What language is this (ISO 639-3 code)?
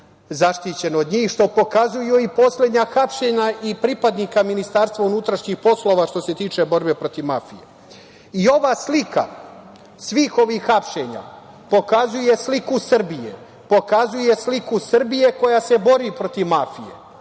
srp